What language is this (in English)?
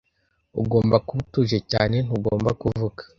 Kinyarwanda